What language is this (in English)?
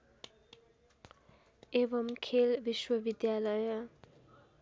Nepali